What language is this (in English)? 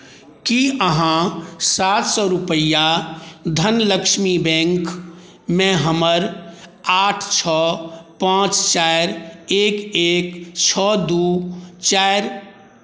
Maithili